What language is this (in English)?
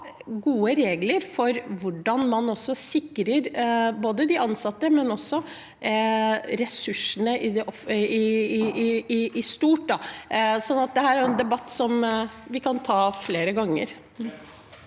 Norwegian